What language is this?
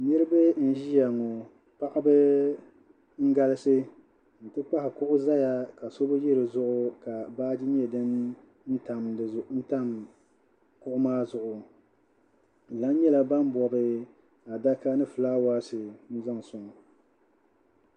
Dagbani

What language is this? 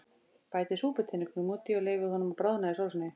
Icelandic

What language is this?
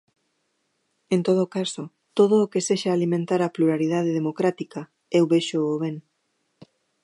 Galician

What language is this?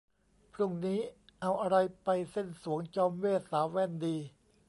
Thai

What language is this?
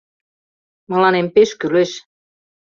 Mari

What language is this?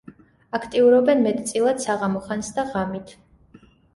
Georgian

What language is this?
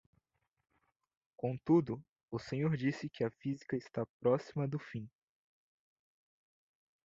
Portuguese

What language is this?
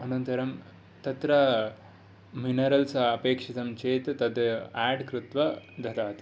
Sanskrit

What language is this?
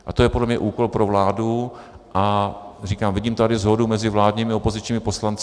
Czech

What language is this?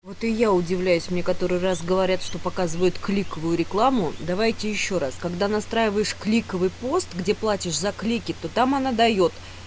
Russian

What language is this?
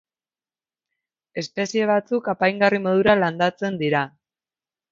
Basque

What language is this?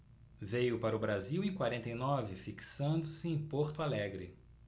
Portuguese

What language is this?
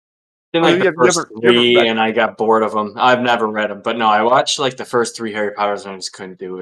English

